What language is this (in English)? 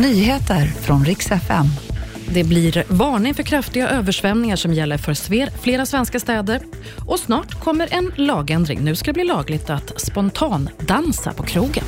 Swedish